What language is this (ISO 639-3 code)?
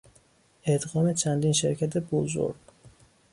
fas